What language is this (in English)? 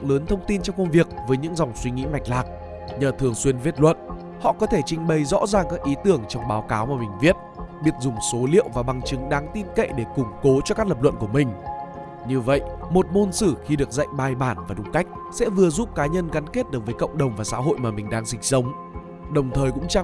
Vietnamese